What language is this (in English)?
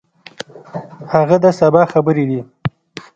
Pashto